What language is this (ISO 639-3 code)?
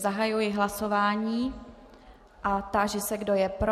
ces